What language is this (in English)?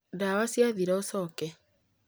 Kikuyu